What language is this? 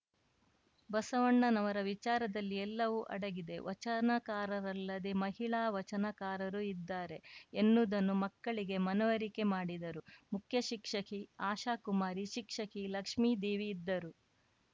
Kannada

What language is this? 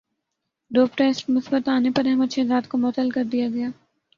Urdu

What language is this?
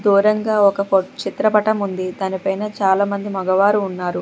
Telugu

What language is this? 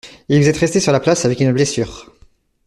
French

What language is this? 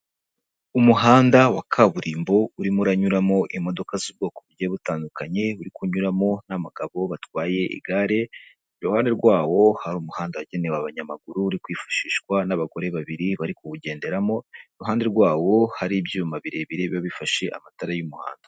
Kinyarwanda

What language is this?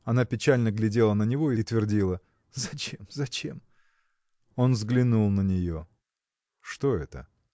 Russian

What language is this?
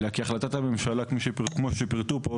Hebrew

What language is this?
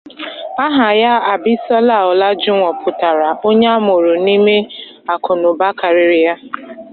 Igbo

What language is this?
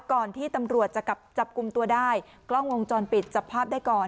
Thai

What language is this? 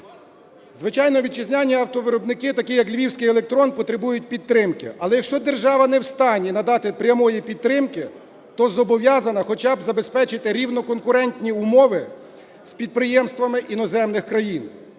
Ukrainian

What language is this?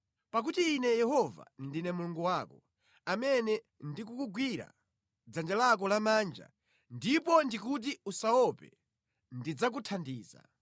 Nyanja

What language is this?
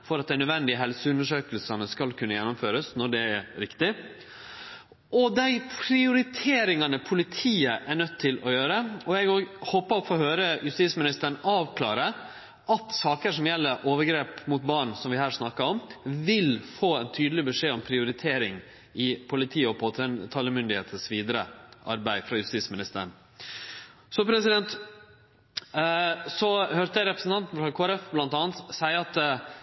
Norwegian Nynorsk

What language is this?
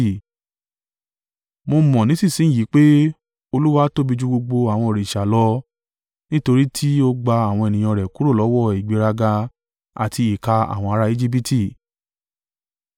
Yoruba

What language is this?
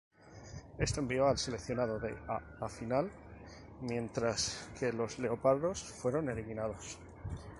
Spanish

